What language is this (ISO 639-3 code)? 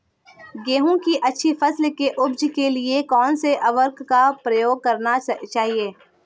hin